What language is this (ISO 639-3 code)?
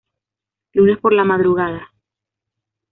spa